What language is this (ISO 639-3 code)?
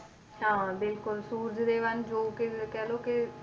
pan